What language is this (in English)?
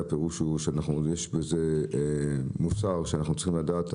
Hebrew